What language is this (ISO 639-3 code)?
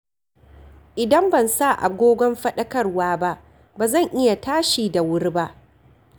hau